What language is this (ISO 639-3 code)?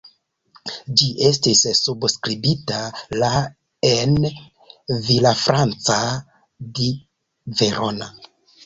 epo